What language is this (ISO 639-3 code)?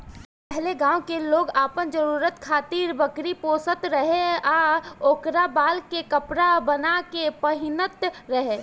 bho